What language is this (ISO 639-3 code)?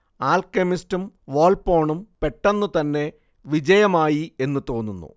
mal